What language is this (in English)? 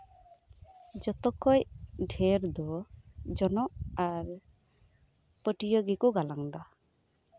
Santali